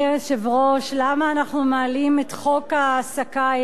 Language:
Hebrew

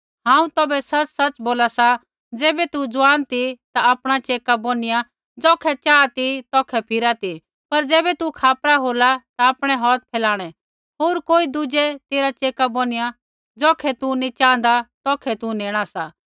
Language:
Kullu Pahari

